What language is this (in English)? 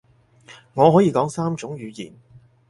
Cantonese